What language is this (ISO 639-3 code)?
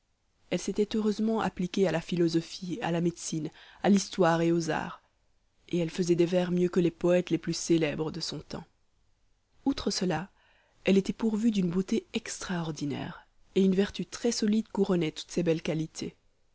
fra